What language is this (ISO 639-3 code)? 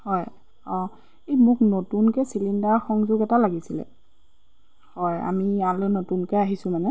asm